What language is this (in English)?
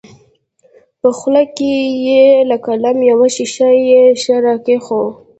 Pashto